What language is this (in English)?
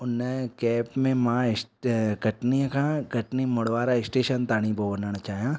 Sindhi